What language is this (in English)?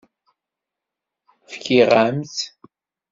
Kabyle